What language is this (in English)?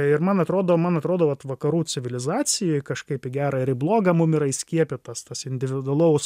Lithuanian